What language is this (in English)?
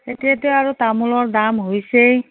Assamese